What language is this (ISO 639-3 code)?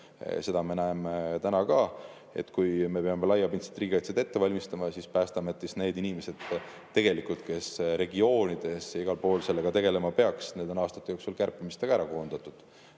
est